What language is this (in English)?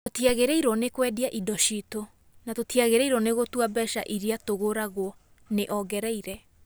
Kikuyu